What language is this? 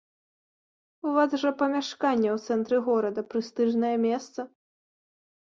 Belarusian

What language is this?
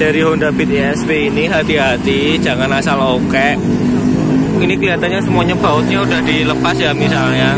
Indonesian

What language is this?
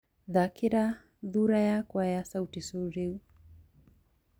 Kikuyu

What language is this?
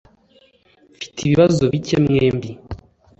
Kinyarwanda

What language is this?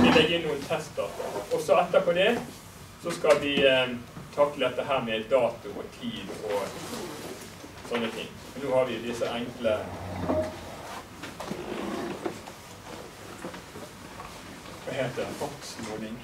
Norwegian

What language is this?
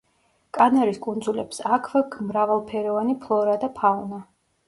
Georgian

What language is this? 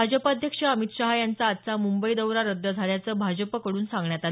Marathi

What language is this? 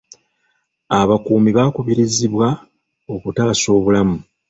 Ganda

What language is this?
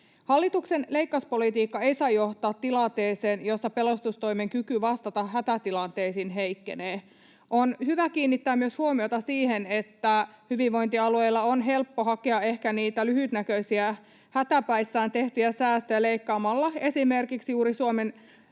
Finnish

